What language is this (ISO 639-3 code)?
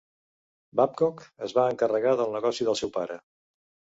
cat